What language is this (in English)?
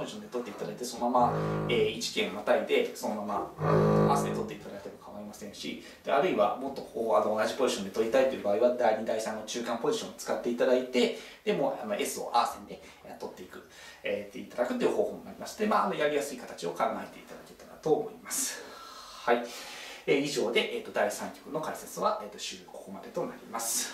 Japanese